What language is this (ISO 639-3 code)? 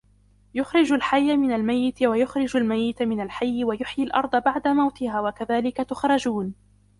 ara